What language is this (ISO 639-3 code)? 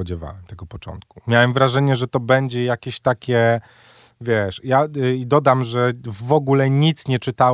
pol